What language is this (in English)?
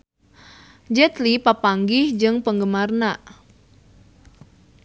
Sundanese